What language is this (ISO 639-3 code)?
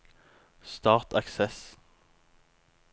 nor